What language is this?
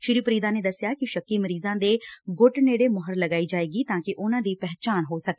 Punjabi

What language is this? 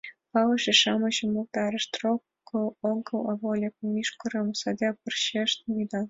Mari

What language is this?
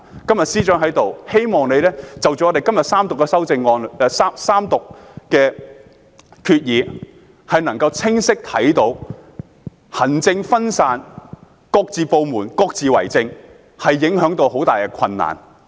Cantonese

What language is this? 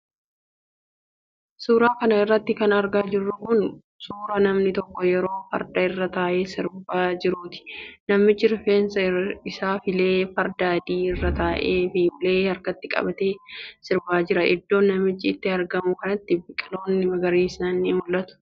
Oromo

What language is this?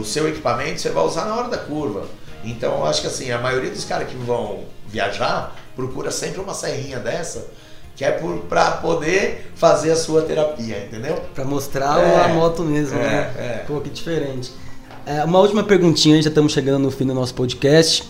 Portuguese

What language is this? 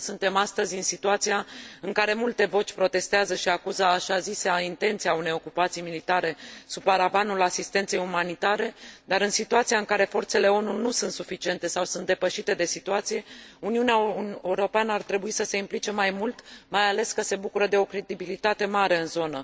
Romanian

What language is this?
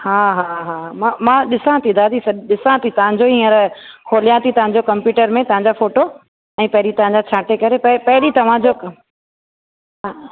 Sindhi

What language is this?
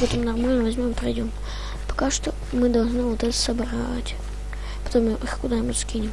Russian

